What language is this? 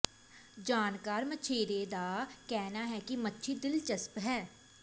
Punjabi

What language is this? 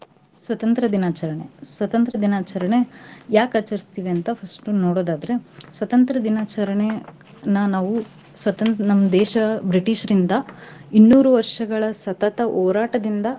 Kannada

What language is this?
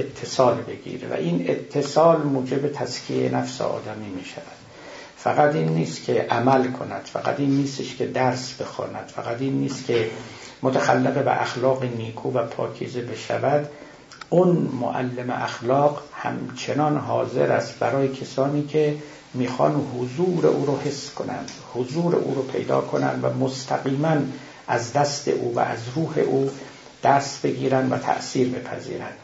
Persian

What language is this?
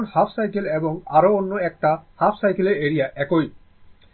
Bangla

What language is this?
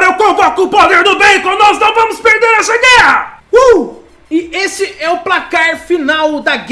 Portuguese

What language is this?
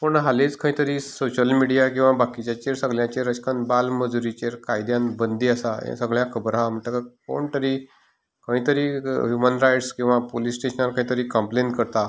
Konkani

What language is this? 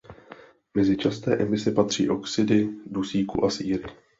Czech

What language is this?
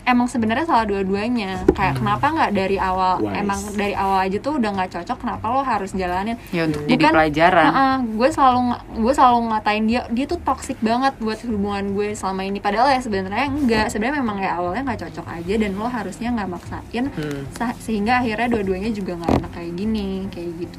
Indonesian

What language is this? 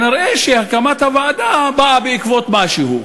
Hebrew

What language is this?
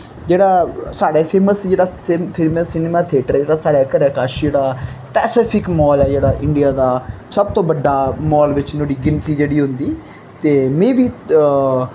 Dogri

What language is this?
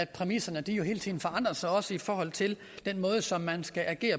Danish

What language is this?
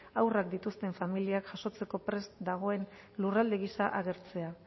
Basque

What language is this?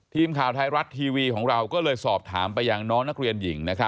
Thai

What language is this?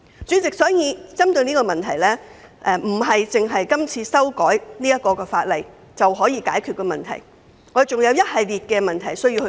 Cantonese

